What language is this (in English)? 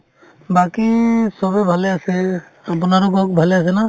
Assamese